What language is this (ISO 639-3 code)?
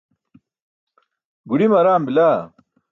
bsk